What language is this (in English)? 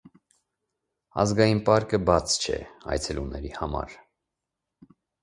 Armenian